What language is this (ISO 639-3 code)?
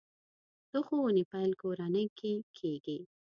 pus